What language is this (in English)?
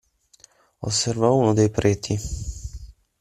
Italian